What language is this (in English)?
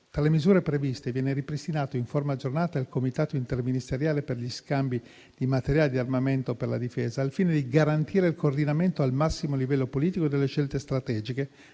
Italian